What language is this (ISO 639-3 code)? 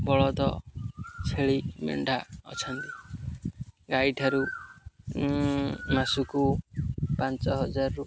ori